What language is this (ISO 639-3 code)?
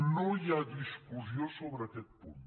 cat